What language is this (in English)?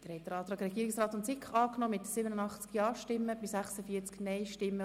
Swiss German